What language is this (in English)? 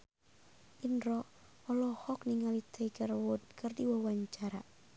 Sundanese